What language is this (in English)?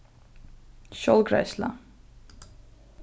Faroese